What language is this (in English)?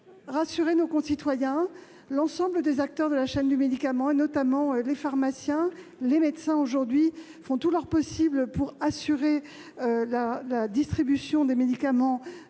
French